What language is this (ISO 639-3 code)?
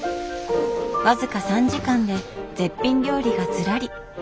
jpn